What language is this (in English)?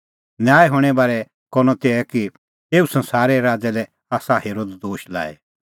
Kullu Pahari